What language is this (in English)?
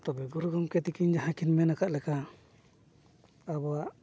Santali